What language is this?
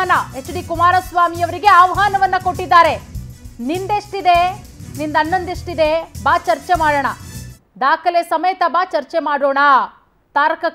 Kannada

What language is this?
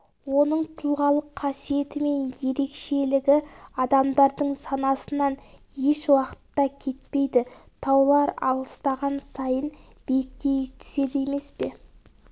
Kazakh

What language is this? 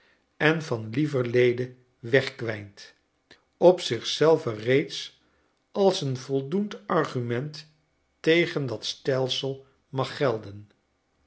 Dutch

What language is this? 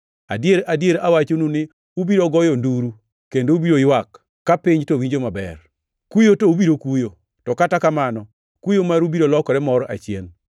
Luo (Kenya and Tanzania)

